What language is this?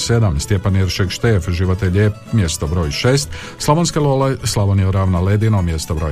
Croatian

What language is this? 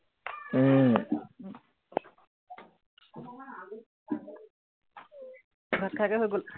Assamese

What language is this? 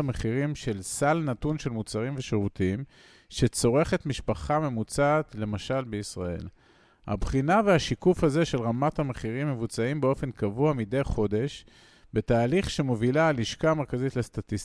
Hebrew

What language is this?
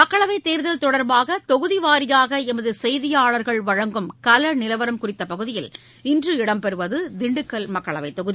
Tamil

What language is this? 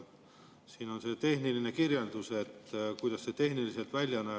Estonian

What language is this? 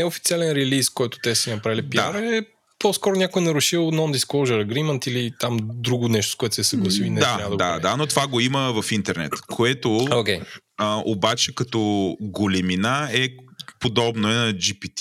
Bulgarian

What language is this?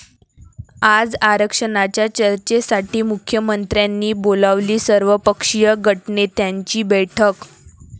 Marathi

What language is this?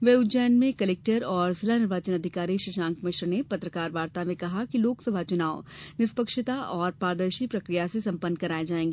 Hindi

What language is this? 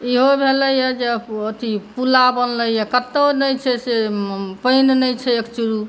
Maithili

